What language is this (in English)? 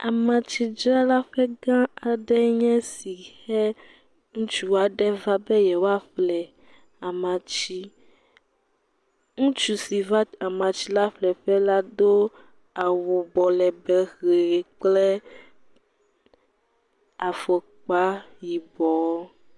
Ewe